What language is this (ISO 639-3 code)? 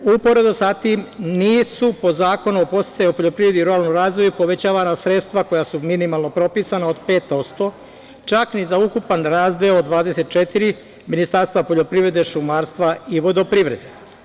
srp